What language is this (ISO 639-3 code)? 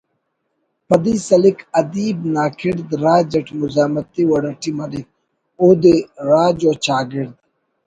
brh